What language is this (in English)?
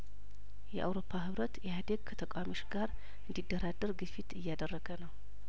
Amharic